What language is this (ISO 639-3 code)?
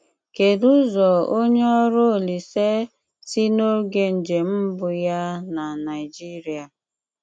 ibo